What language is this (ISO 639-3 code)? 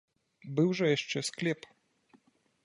bel